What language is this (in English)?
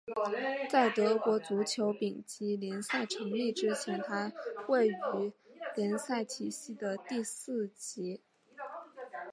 Chinese